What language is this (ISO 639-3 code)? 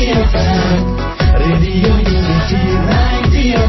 tel